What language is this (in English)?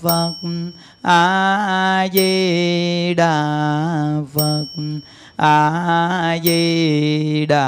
Vietnamese